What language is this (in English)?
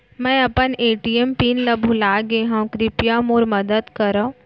Chhattisgarhi